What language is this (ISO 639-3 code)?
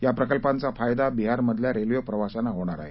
mar